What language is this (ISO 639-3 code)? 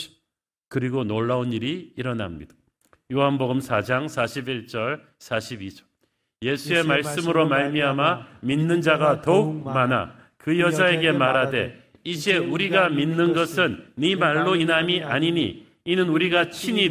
kor